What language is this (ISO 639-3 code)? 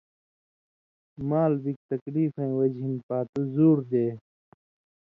mvy